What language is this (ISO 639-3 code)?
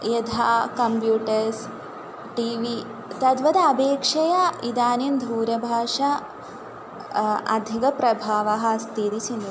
san